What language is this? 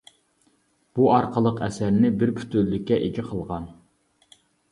Uyghur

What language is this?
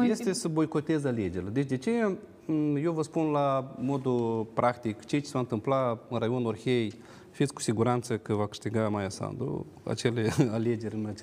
Romanian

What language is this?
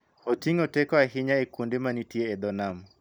Luo (Kenya and Tanzania)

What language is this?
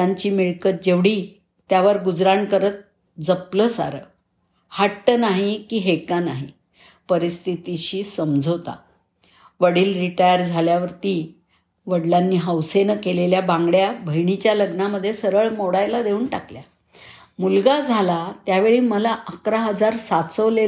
Marathi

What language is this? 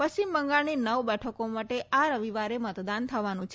Gujarati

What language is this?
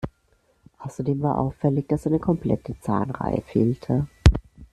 German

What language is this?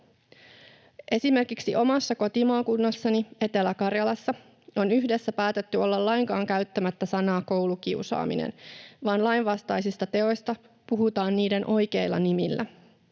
Finnish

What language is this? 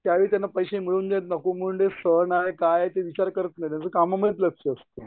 Marathi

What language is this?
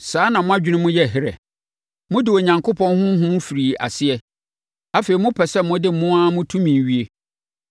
Akan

